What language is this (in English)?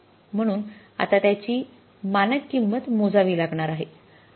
Marathi